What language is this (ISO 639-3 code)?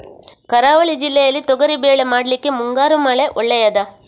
kan